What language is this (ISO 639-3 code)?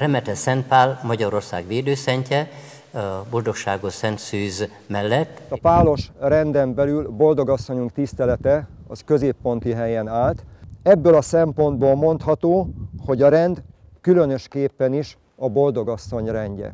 hun